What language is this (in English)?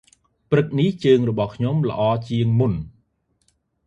Khmer